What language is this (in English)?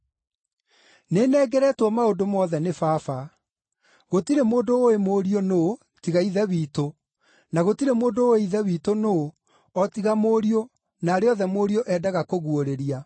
Kikuyu